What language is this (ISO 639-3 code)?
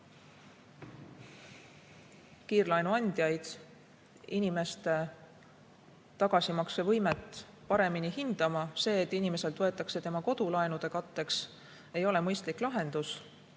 est